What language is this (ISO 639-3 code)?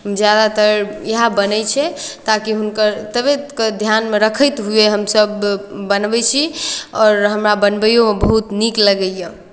mai